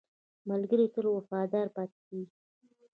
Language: Pashto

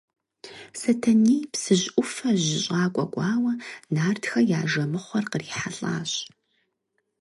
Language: Kabardian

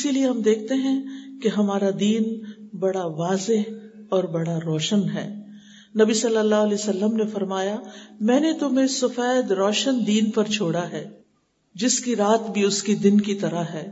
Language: Urdu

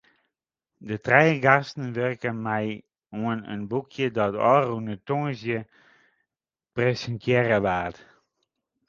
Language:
Western Frisian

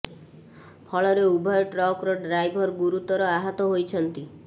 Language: Odia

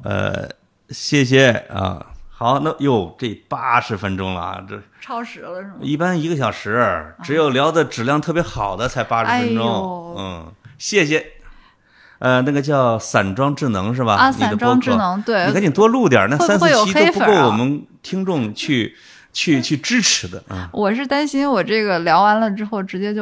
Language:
Chinese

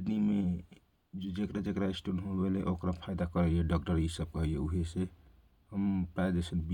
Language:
Kochila Tharu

